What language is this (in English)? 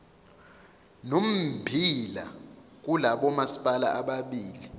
Zulu